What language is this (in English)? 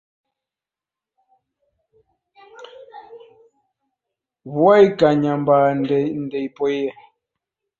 Taita